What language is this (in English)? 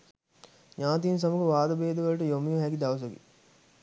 Sinhala